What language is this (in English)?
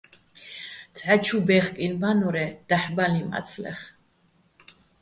Bats